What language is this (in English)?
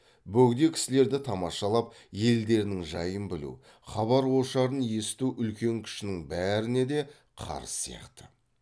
Kazakh